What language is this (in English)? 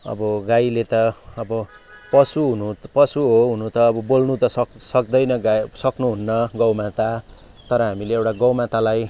Nepali